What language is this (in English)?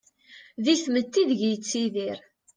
Kabyle